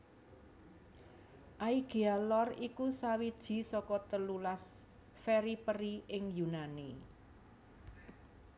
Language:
Javanese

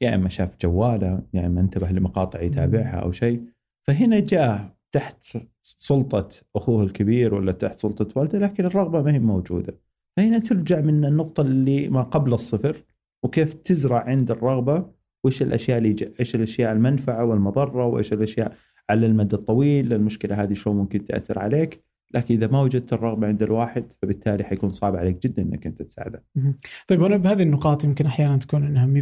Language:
Arabic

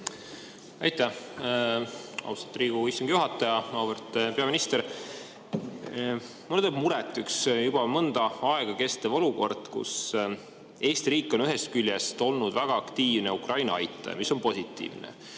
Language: Estonian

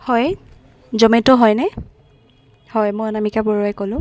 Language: Assamese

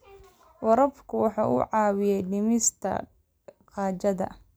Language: Somali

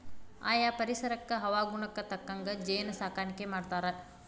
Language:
Kannada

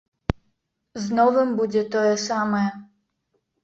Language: Belarusian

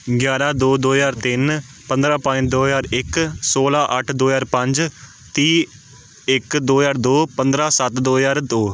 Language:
Punjabi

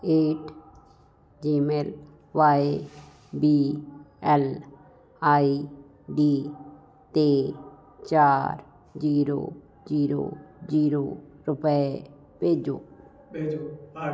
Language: Punjabi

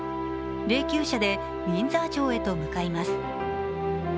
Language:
Japanese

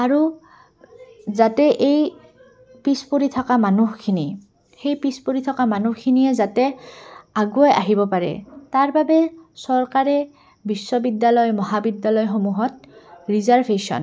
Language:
Assamese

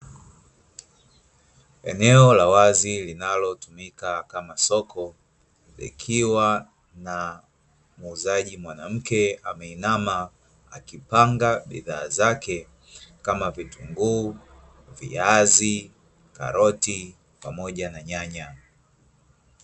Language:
Swahili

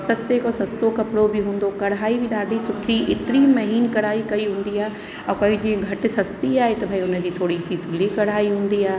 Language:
Sindhi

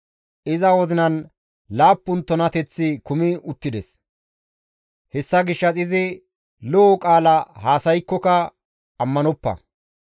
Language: Gamo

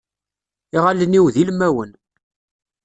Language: Kabyle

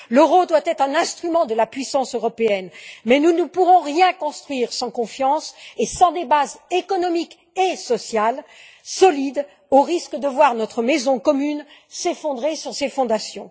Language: French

